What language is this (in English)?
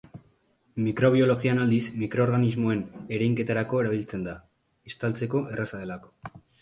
Basque